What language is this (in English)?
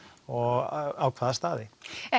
Icelandic